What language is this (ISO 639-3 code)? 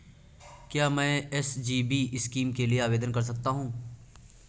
hin